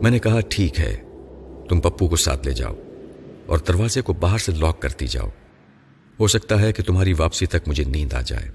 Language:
Urdu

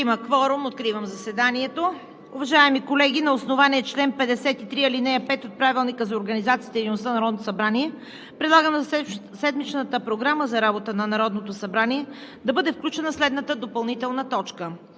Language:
Bulgarian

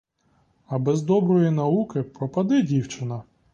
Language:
Ukrainian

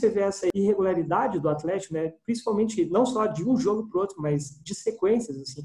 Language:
Portuguese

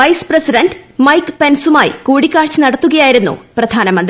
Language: Malayalam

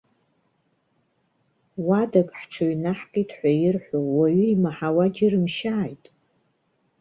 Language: Abkhazian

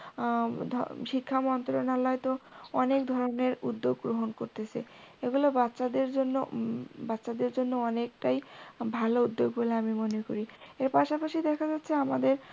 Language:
Bangla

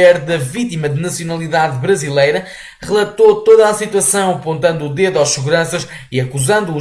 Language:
Portuguese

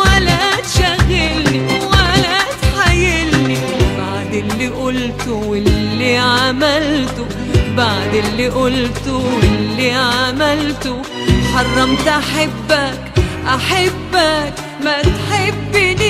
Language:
Arabic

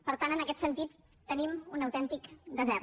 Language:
Catalan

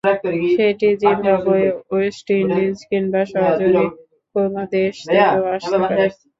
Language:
Bangla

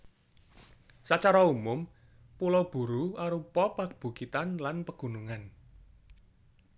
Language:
Javanese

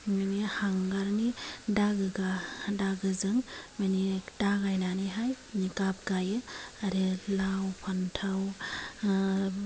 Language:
Bodo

